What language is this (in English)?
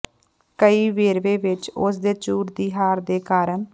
Punjabi